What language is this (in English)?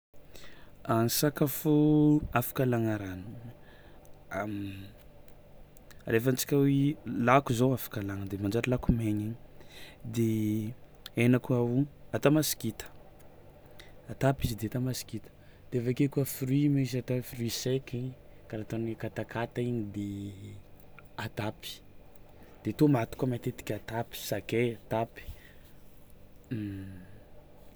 Tsimihety Malagasy